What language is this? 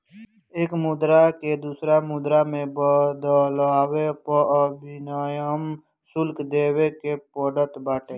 Bhojpuri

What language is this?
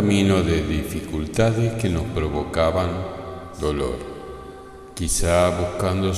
Spanish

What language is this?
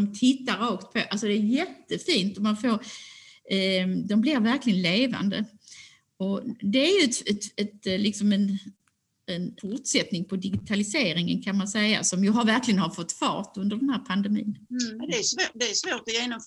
Swedish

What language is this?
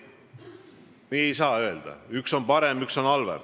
Estonian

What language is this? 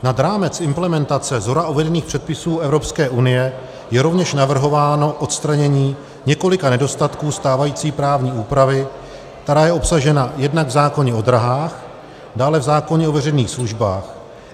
Czech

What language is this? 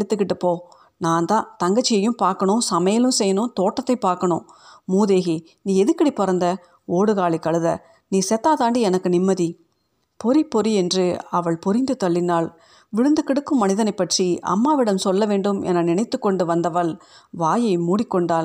Tamil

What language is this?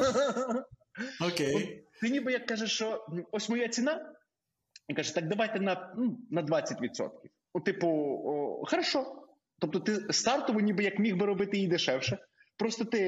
Ukrainian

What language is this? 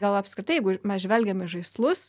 Lithuanian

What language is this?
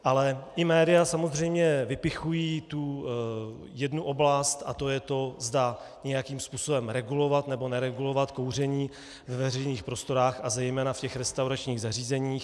Czech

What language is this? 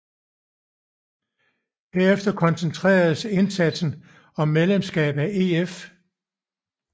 Danish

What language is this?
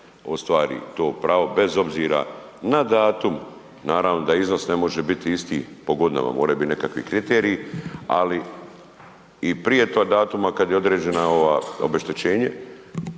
Croatian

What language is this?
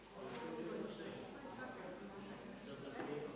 Croatian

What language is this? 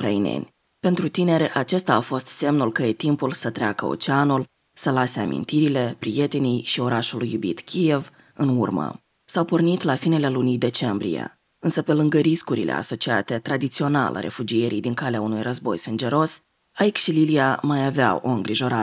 Romanian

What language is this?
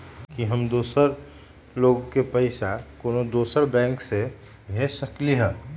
Magahi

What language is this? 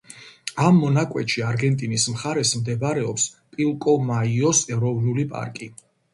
Georgian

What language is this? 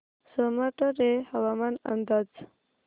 Marathi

